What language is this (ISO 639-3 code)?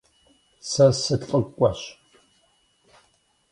kbd